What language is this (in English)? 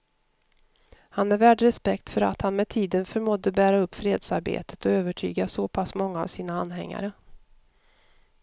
Swedish